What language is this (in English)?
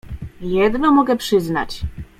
Polish